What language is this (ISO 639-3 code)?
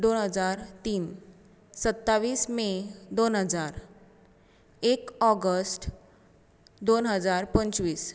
kok